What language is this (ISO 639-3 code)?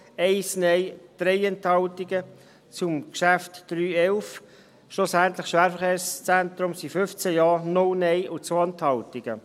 gsw